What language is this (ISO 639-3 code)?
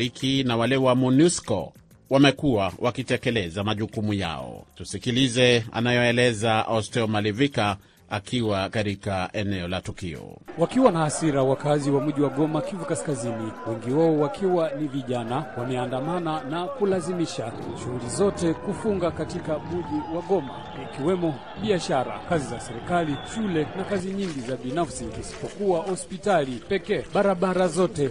swa